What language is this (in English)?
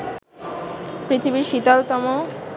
Bangla